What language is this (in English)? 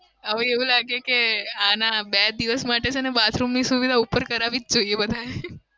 Gujarati